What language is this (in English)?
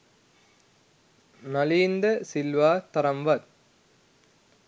Sinhala